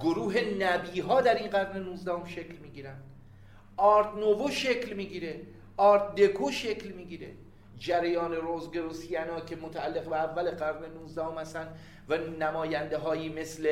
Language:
Persian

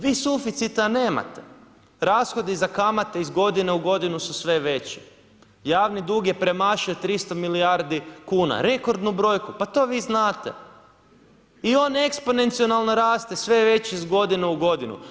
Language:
Croatian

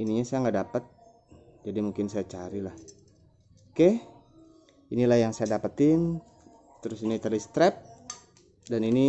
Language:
Indonesian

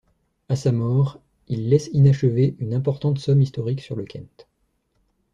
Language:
French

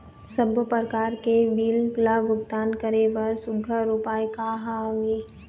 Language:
Chhattisgarhi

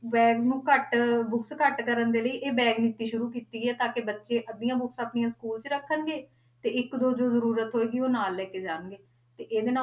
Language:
Punjabi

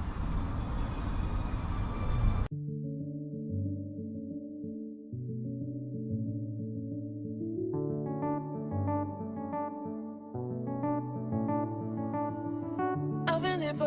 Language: Korean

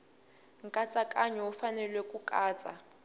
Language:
Tsonga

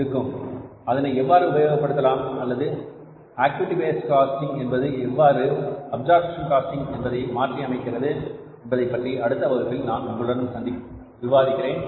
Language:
Tamil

